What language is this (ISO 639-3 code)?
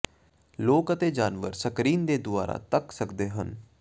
pan